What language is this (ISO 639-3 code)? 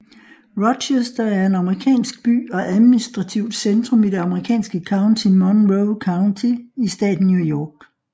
dan